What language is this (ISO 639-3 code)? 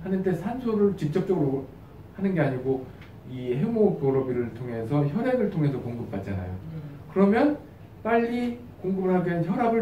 kor